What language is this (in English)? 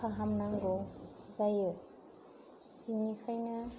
Bodo